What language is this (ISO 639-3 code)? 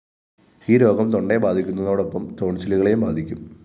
mal